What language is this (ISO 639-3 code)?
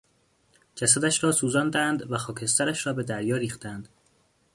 fas